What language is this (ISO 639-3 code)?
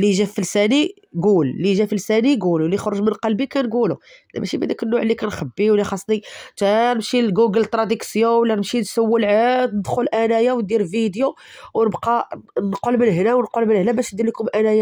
ara